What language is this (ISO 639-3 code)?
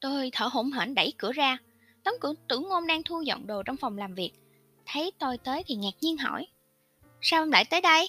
vie